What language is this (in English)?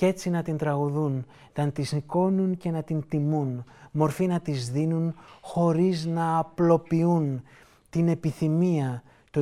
Greek